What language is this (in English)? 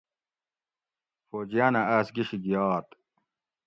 Gawri